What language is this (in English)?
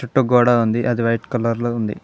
Telugu